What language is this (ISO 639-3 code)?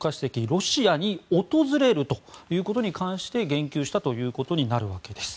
jpn